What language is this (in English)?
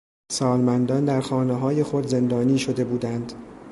Persian